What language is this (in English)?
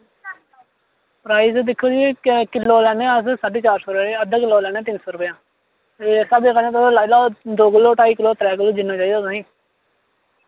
Dogri